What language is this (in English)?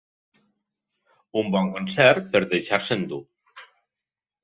Catalan